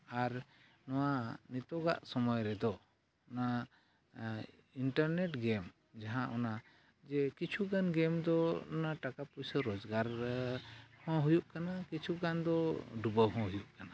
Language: Santali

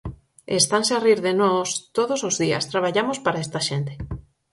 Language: Galician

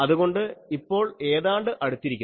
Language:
Malayalam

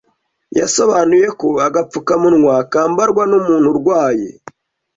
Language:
Kinyarwanda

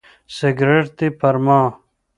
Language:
Pashto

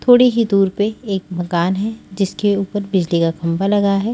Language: Hindi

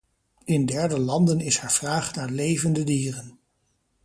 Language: Dutch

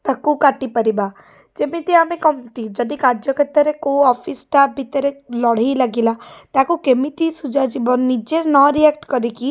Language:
Odia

